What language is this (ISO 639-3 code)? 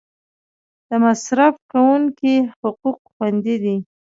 pus